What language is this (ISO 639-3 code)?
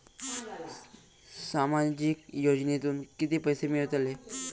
mar